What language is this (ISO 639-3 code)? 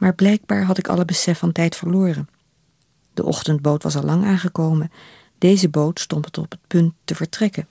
nld